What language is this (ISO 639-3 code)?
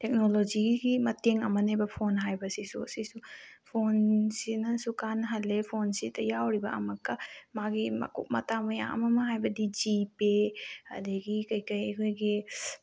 mni